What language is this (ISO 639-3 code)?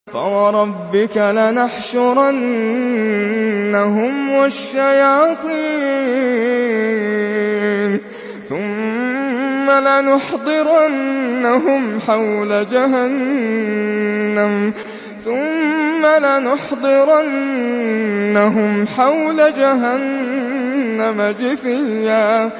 ara